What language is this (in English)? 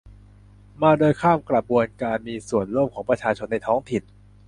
Thai